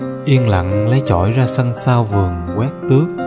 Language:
Vietnamese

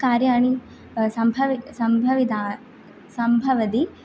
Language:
Sanskrit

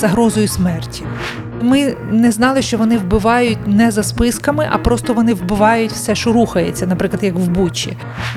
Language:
Ukrainian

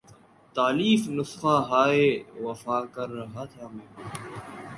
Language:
Urdu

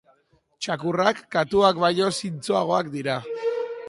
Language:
Basque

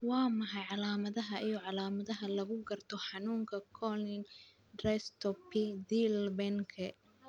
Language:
Somali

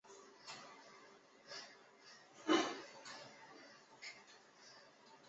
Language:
Chinese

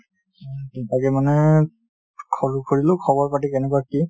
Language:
Assamese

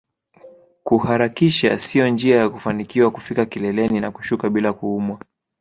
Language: Swahili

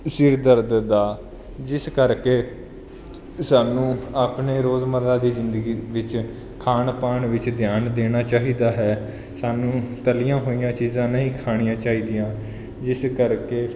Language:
Punjabi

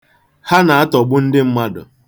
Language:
Igbo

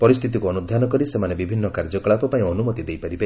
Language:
Odia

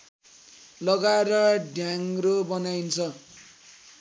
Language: Nepali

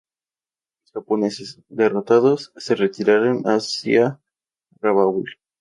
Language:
Spanish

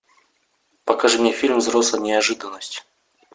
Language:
Russian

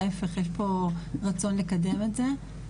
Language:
Hebrew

